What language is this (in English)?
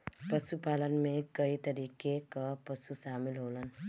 Bhojpuri